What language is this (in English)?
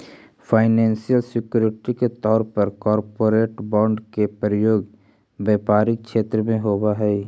Magahi